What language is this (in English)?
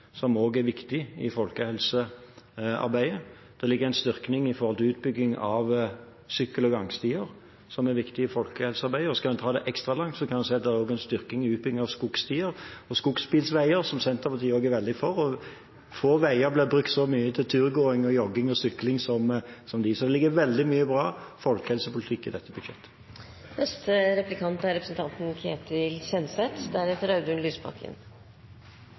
Norwegian Bokmål